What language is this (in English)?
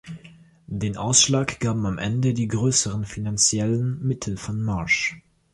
German